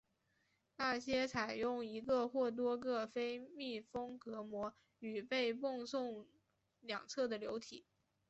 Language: Chinese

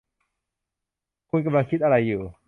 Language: Thai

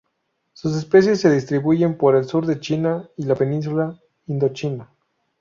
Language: Spanish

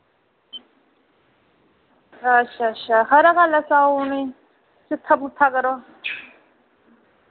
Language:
Dogri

